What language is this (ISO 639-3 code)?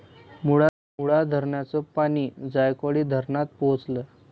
mar